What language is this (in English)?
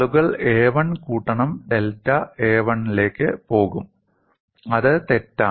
Malayalam